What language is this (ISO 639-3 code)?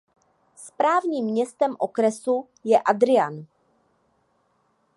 ces